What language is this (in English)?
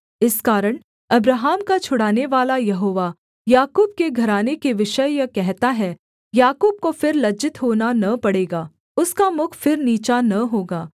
Hindi